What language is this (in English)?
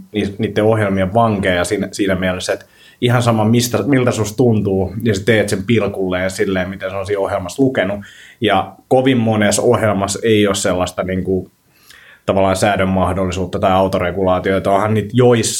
Finnish